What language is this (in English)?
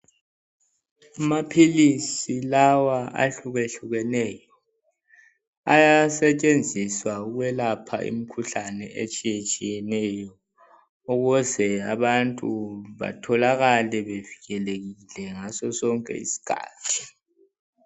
North Ndebele